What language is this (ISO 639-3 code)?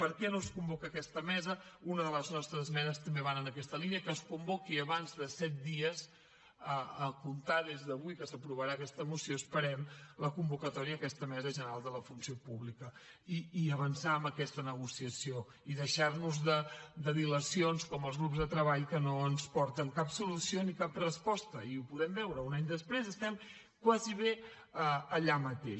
cat